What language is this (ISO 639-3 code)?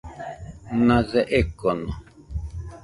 hux